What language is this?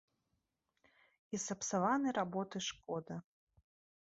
Belarusian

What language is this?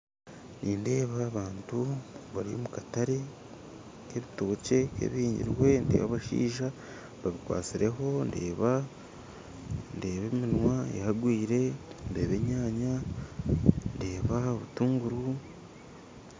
Nyankole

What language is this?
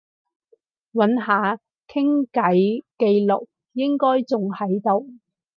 Cantonese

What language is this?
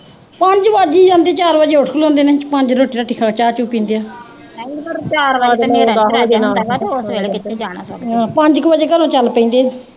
Punjabi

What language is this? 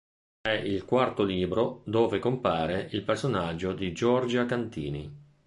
Italian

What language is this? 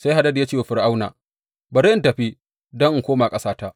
Hausa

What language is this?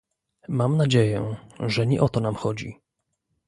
Polish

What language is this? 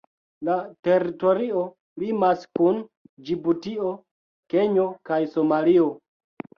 Esperanto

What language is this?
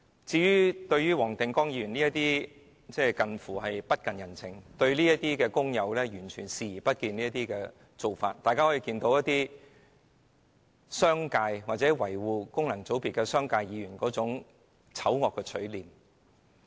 Cantonese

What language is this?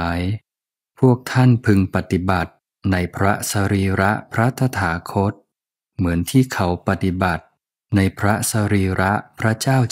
Thai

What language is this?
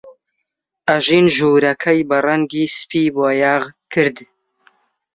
Central Kurdish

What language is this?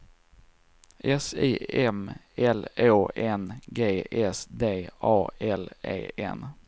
Swedish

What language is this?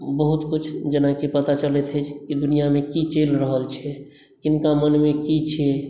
Maithili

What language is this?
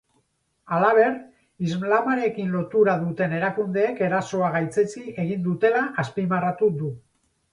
Basque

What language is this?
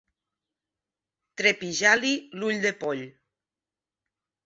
Catalan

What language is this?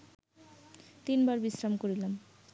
Bangla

